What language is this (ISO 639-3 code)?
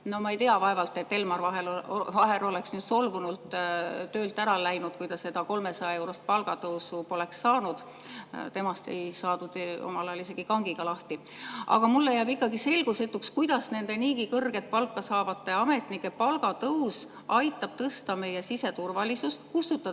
est